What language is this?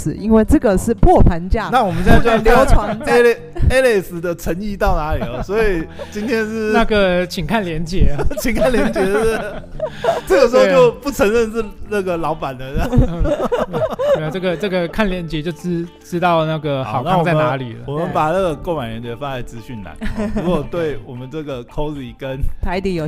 Chinese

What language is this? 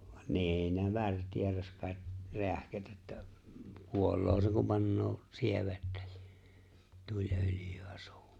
Finnish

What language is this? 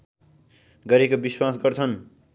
Nepali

